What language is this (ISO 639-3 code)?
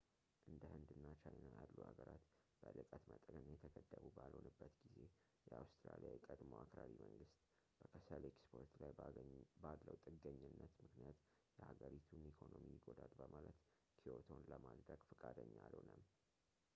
amh